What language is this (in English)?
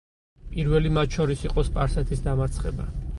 Georgian